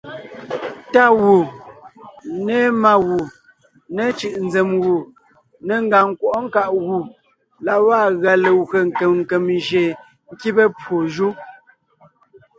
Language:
Ngiemboon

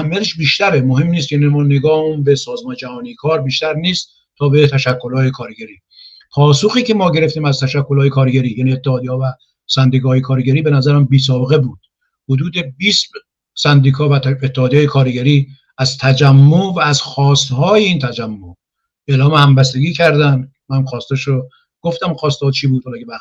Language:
Persian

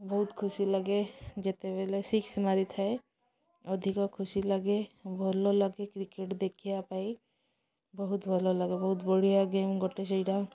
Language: Odia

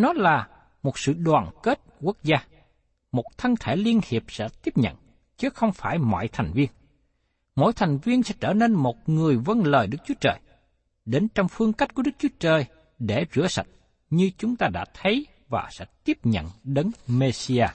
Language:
Vietnamese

